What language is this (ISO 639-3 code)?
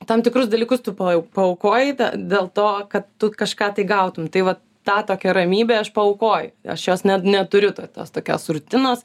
lit